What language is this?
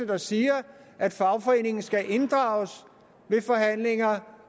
Danish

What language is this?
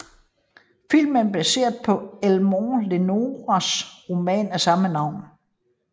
Danish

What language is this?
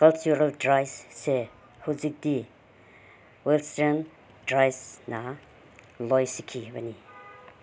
Manipuri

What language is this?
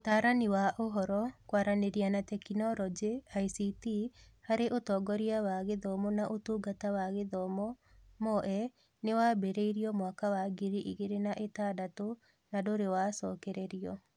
Kikuyu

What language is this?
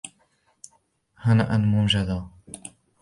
Arabic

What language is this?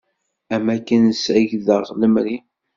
Kabyle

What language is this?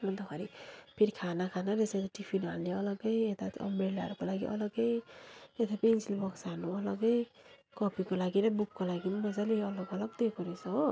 Nepali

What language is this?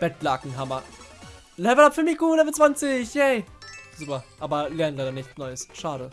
German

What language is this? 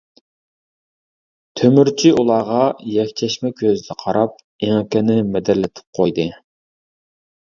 Uyghur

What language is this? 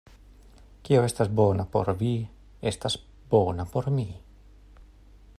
Esperanto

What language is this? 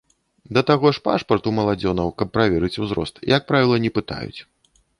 Belarusian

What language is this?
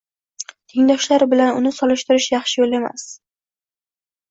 Uzbek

